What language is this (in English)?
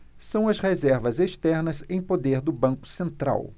Portuguese